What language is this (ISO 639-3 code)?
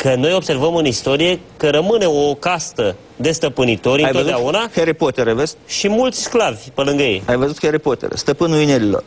ron